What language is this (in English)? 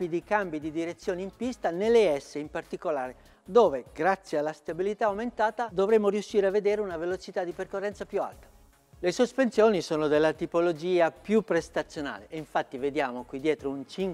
Italian